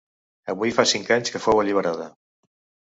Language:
Catalan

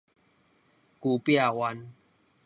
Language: Min Nan Chinese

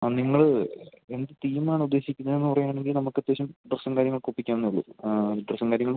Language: Malayalam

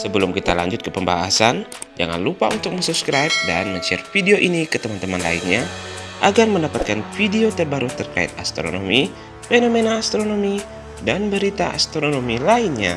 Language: Indonesian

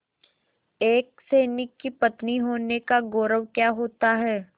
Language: Hindi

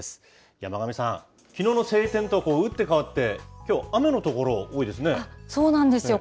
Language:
Japanese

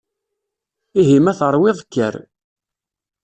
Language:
Kabyle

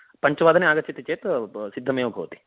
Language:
Sanskrit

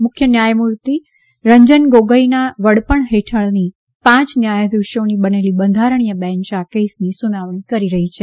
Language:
Gujarati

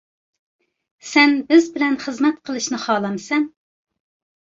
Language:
Uyghur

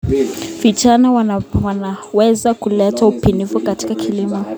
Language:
Kalenjin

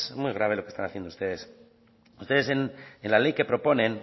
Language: Spanish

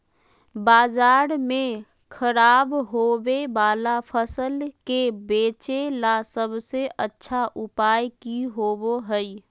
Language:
Magahi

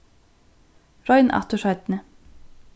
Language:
Faroese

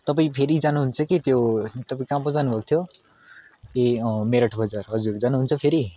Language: Nepali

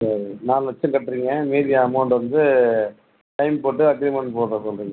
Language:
Tamil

